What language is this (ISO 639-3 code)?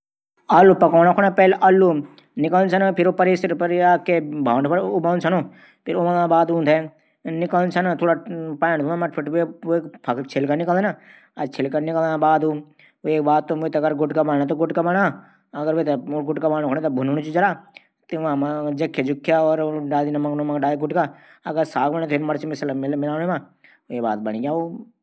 gbm